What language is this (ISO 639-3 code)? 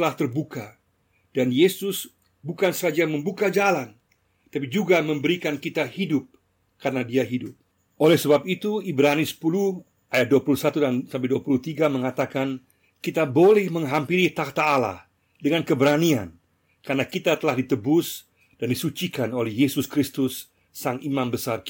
ind